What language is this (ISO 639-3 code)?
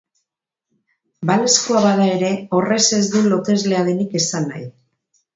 eus